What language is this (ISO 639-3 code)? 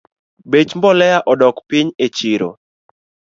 luo